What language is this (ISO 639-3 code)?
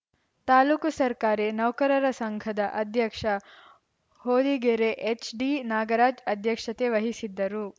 kan